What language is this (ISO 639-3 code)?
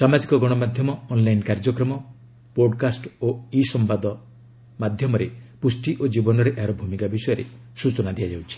ori